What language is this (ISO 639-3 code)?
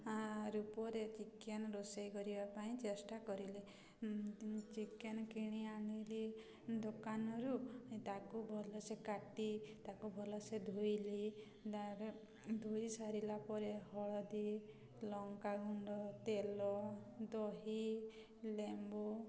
ori